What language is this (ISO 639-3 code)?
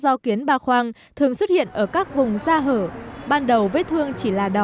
vie